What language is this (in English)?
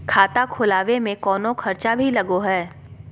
Magahi